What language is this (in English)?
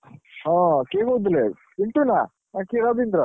Odia